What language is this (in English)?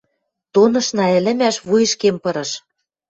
Western Mari